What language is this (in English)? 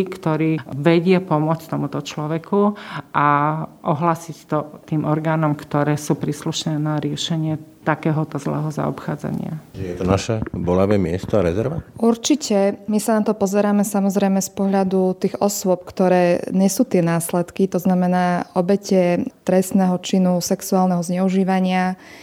Slovak